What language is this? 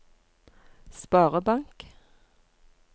Norwegian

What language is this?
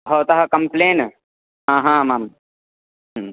Sanskrit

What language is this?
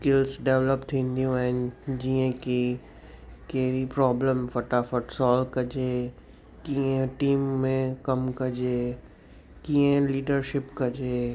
Sindhi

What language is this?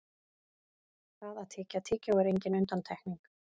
Icelandic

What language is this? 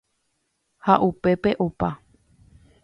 Guarani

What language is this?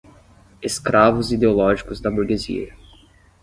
Portuguese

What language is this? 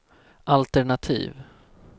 Swedish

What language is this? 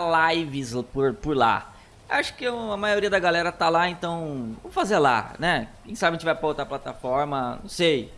Portuguese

